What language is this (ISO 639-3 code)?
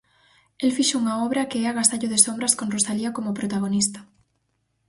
glg